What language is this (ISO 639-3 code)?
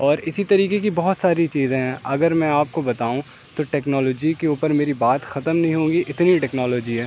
urd